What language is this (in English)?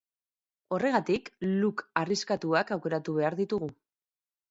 Basque